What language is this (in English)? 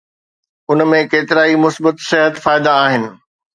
Sindhi